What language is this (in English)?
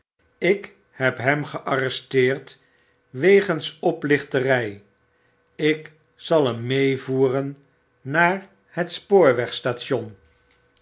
Dutch